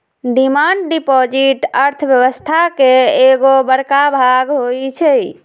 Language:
Magahi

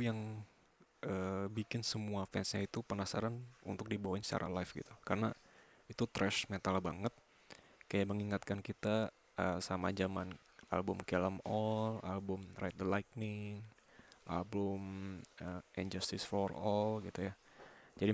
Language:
Indonesian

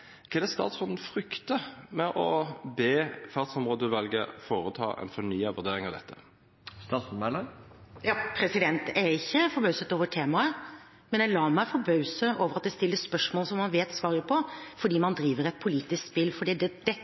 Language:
Norwegian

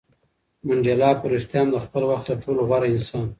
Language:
Pashto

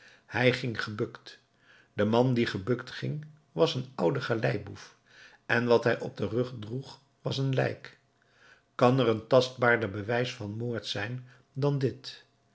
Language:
Dutch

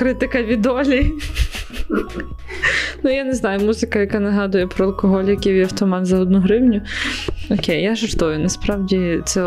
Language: Ukrainian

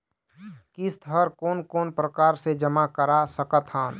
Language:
Chhattisgarhi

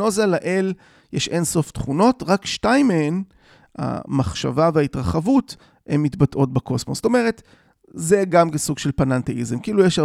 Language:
Hebrew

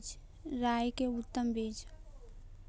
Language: Magahi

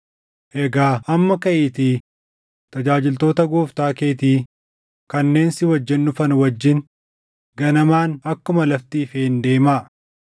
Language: Oromo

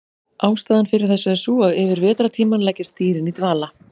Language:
Icelandic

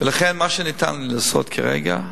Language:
Hebrew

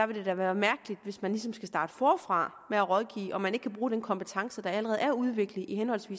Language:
Danish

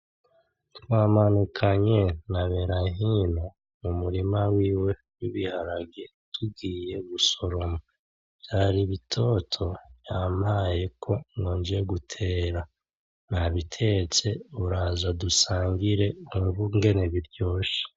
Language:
Rundi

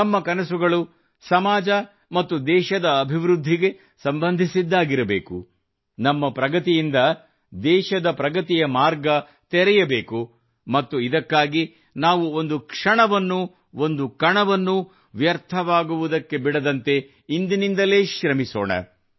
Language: Kannada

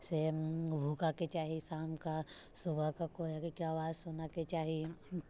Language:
Maithili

